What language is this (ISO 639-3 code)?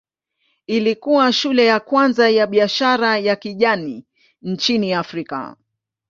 swa